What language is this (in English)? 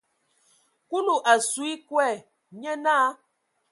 Ewondo